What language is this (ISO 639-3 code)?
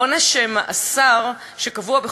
heb